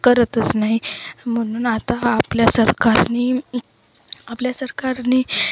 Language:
Marathi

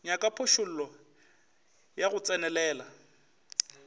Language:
Northern Sotho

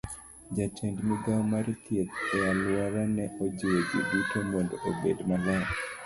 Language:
Luo (Kenya and Tanzania)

